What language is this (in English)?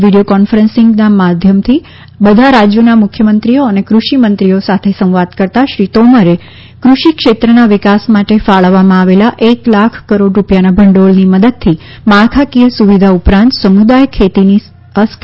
Gujarati